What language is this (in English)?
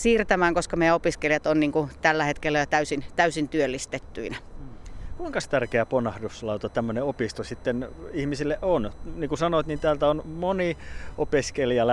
Finnish